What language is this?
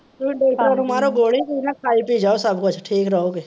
Punjabi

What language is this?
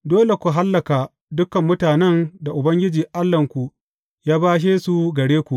Hausa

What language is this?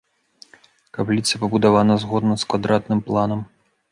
Belarusian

